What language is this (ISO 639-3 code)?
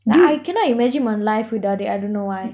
eng